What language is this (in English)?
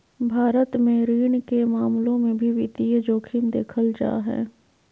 Magahi